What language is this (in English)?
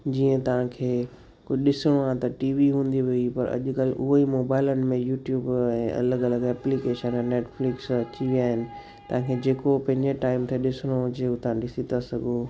Sindhi